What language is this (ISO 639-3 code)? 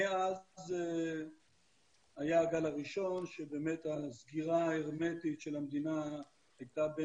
heb